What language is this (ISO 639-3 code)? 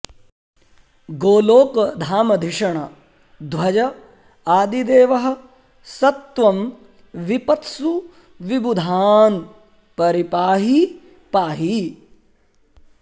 san